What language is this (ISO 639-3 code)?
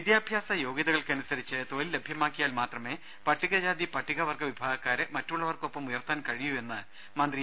mal